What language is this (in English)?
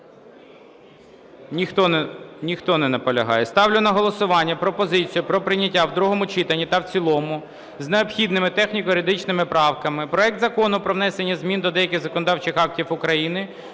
Ukrainian